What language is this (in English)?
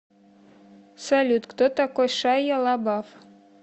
Russian